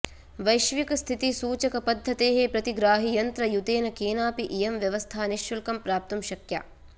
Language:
Sanskrit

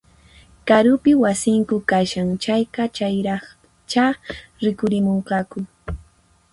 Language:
Puno Quechua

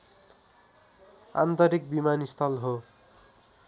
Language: Nepali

